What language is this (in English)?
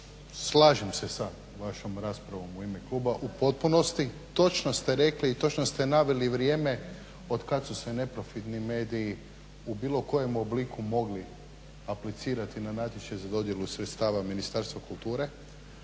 Croatian